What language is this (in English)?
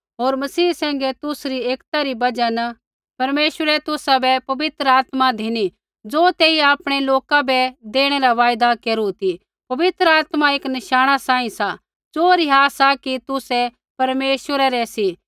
Kullu Pahari